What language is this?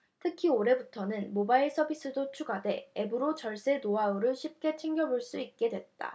Korean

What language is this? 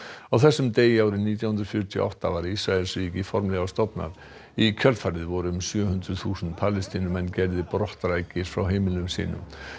Icelandic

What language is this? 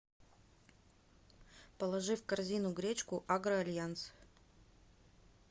Russian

